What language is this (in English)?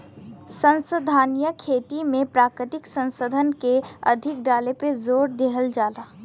Bhojpuri